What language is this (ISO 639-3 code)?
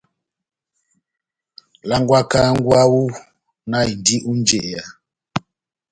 bnm